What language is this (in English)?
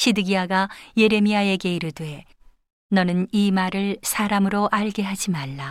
Korean